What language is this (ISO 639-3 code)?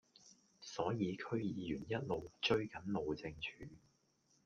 yue